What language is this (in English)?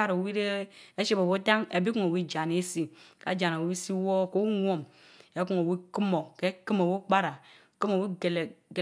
Mbe